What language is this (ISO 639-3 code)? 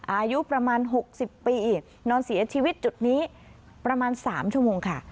tha